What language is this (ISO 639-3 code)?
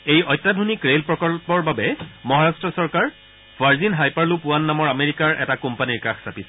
asm